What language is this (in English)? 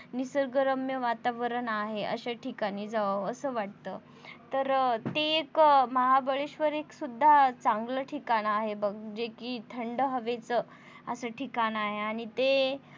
Marathi